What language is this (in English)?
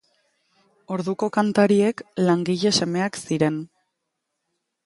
Basque